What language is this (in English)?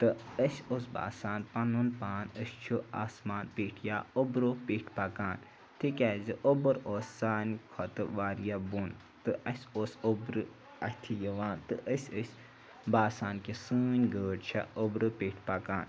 Kashmiri